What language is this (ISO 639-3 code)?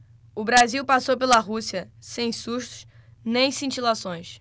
por